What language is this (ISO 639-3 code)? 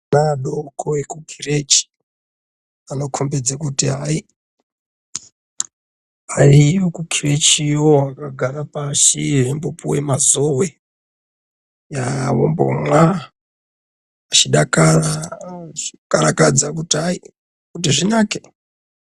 ndc